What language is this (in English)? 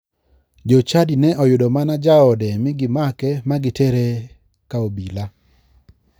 Luo (Kenya and Tanzania)